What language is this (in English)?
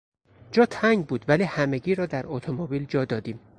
Persian